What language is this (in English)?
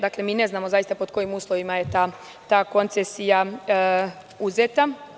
Serbian